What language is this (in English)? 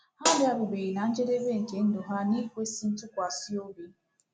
Igbo